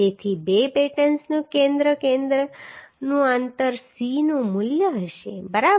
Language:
Gujarati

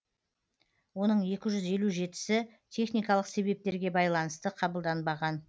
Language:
Kazakh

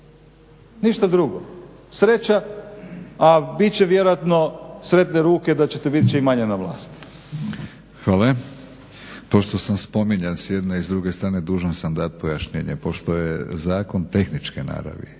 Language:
Croatian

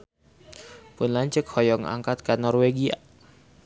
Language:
Sundanese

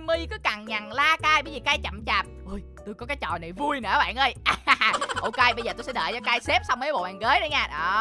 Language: Vietnamese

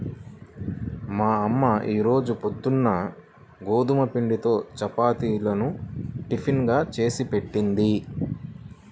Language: Telugu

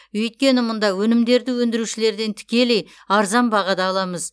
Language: Kazakh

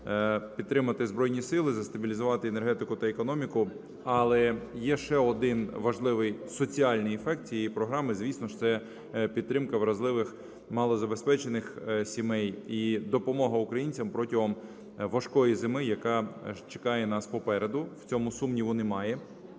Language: Ukrainian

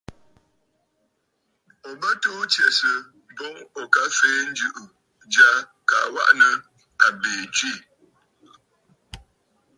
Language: Bafut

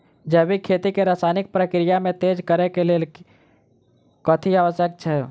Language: Maithili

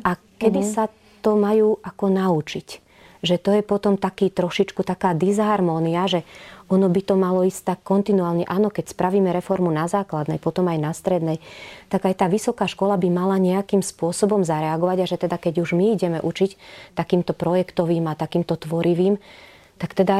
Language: Slovak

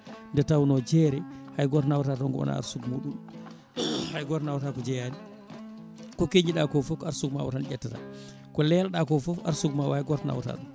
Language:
Fula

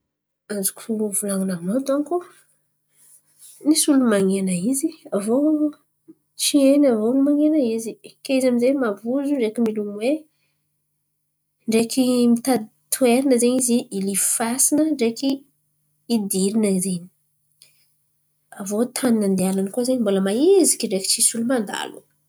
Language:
Antankarana Malagasy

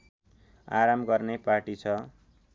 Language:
Nepali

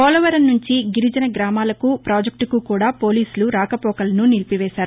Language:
Telugu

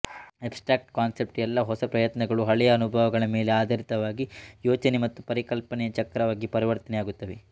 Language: Kannada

